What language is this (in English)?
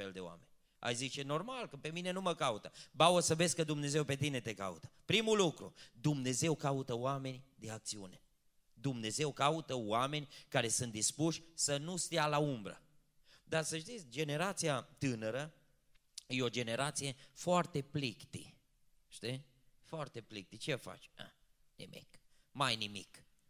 Romanian